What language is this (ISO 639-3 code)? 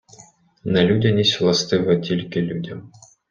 ukr